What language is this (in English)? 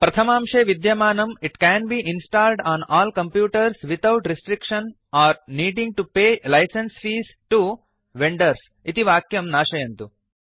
Sanskrit